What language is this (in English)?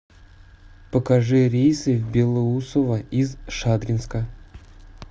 Russian